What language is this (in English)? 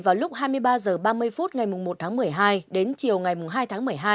Vietnamese